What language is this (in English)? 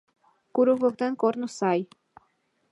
Mari